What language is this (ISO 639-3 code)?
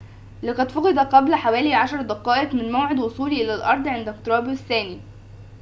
ara